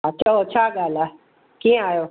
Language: Sindhi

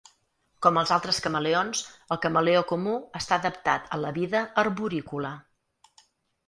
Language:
Catalan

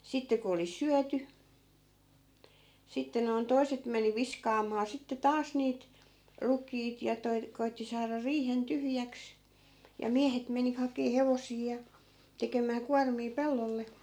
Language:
Finnish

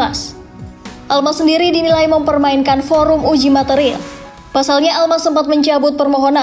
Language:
Indonesian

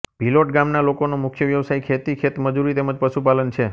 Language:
Gujarati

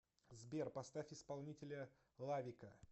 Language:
Russian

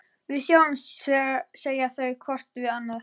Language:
Icelandic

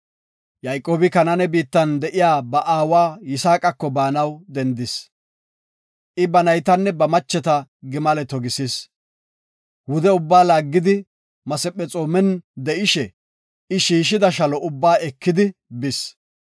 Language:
Gofa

